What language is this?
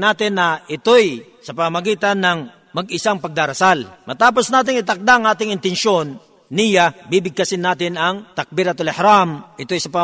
Filipino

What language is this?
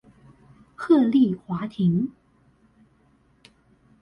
Chinese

